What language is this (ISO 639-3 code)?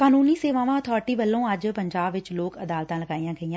pan